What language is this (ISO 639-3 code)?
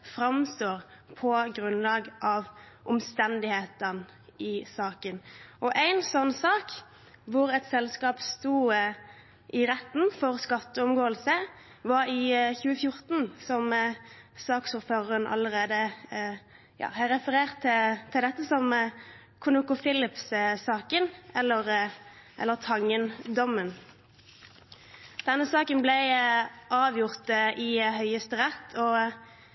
nob